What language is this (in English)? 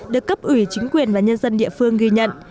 Vietnamese